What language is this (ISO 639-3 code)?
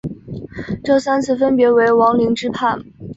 zho